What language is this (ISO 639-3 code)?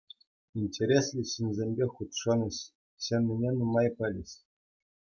chv